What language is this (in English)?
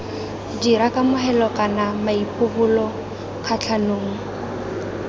Tswana